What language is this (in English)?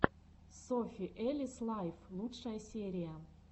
Russian